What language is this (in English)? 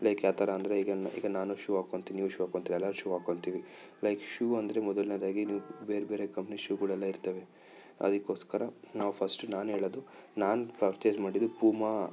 Kannada